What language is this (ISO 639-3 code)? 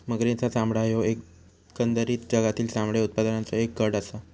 mar